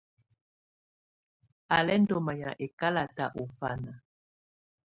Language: Tunen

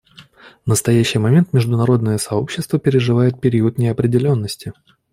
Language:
Russian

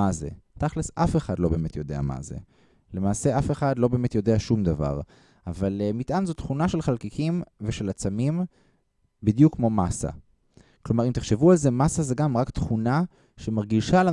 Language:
Hebrew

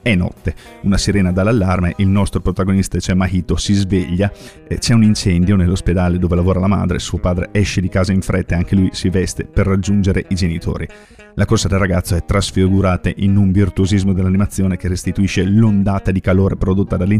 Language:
Italian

